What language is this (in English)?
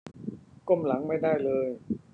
Thai